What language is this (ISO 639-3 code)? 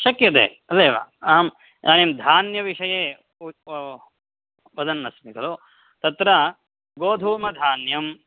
san